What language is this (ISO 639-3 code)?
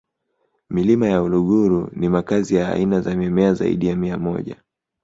swa